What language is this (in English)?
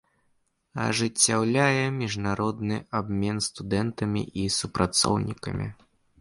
Belarusian